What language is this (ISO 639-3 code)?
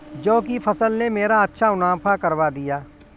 hin